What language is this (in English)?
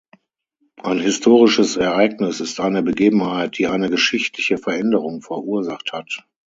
German